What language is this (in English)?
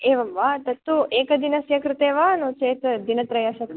Sanskrit